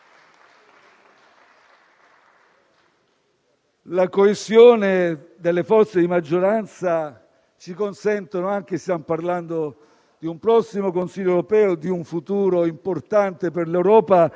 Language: Italian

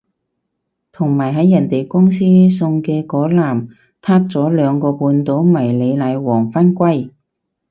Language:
Cantonese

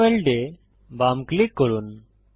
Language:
Bangla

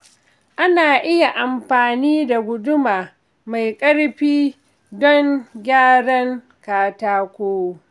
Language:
Hausa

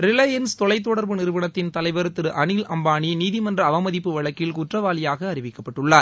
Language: Tamil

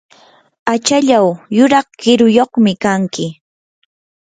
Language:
Yanahuanca Pasco Quechua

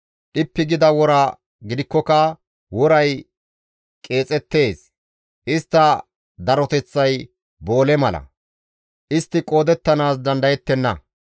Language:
Gamo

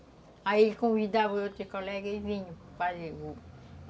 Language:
Portuguese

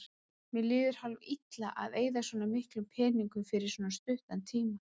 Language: Icelandic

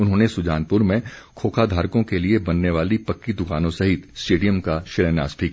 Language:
Hindi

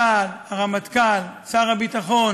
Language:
Hebrew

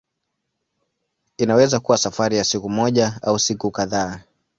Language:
Swahili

